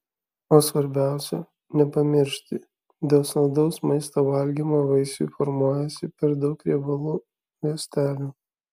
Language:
Lithuanian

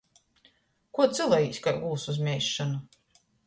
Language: Latgalian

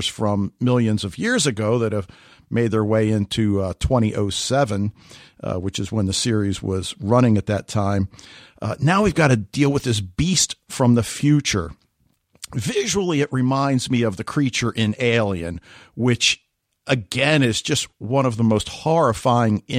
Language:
English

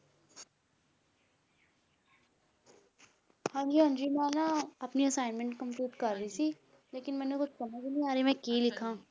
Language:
Punjabi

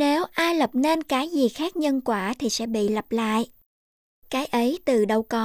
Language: Vietnamese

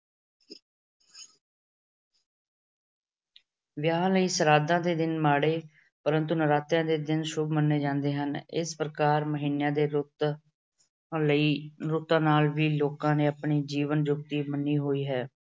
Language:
Punjabi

